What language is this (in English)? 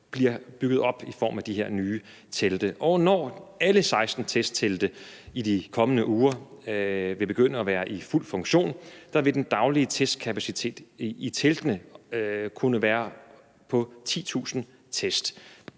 Danish